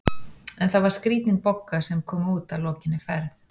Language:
Icelandic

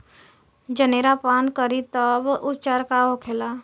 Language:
Bhojpuri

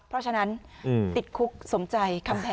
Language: Thai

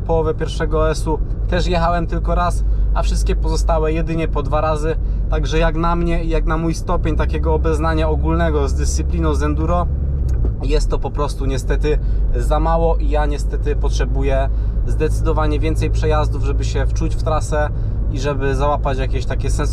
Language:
Polish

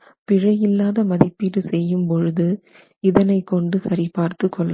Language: Tamil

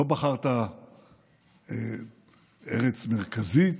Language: Hebrew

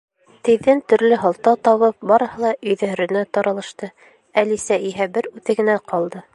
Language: Bashkir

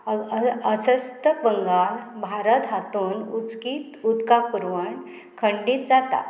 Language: Konkani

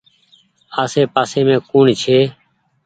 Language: Goaria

